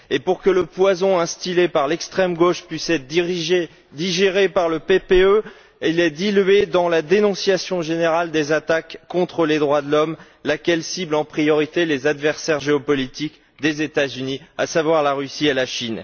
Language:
French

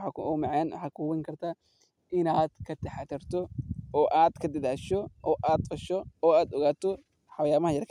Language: Somali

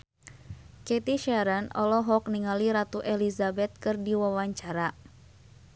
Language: Sundanese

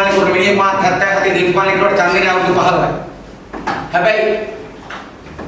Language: Indonesian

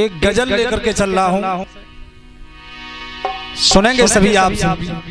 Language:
Hindi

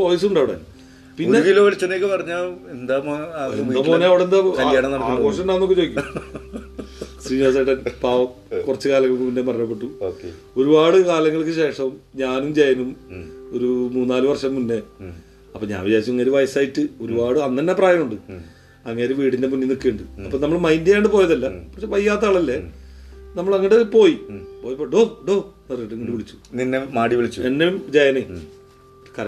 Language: Malayalam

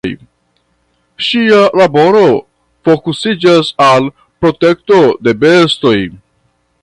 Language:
Esperanto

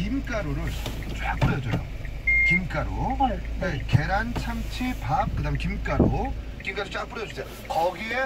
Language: Korean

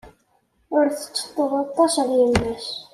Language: Kabyle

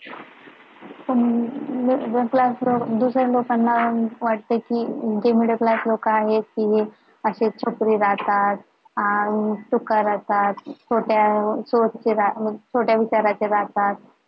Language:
Marathi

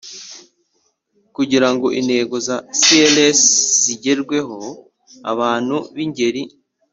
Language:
Kinyarwanda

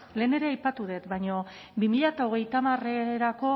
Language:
Basque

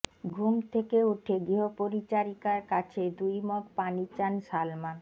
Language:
Bangla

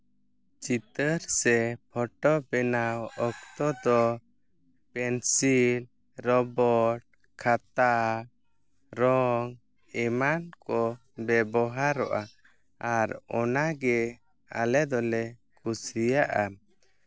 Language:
Santali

